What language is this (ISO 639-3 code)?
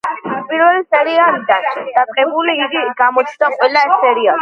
kat